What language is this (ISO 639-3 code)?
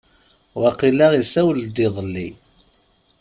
kab